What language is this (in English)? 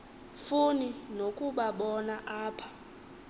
Xhosa